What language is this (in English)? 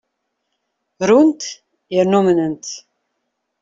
Kabyle